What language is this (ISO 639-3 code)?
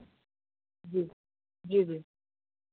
hin